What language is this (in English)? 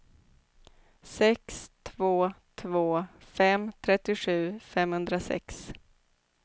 Swedish